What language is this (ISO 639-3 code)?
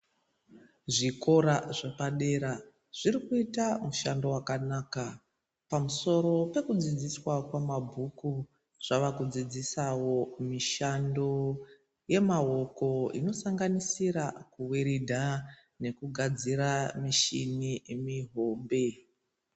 ndc